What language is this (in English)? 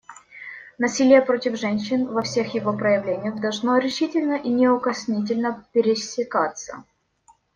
Russian